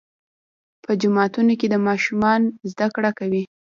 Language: Pashto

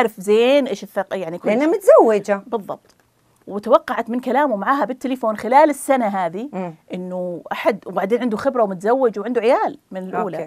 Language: Arabic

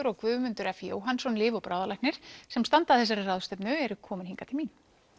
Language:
Icelandic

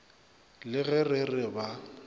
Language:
Northern Sotho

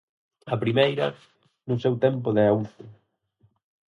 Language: Galician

